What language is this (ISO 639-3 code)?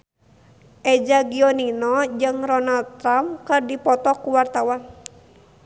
sun